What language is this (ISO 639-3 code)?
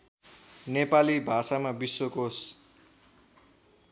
nep